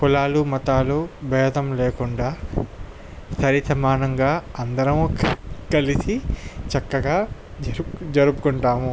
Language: Telugu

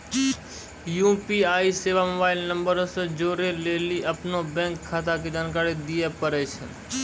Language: Maithili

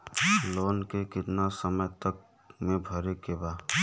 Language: Bhojpuri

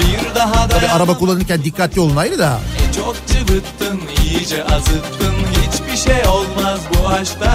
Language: Turkish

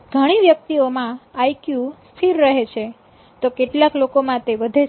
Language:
Gujarati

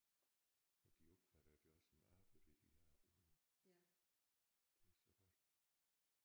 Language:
Danish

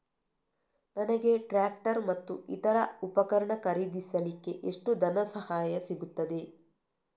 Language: Kannada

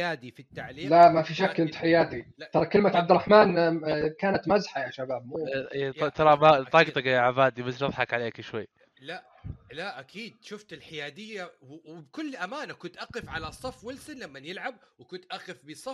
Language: Arabic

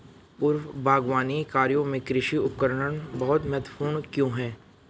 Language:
Hindi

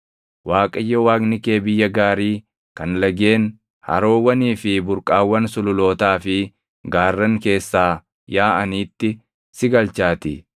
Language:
Oromo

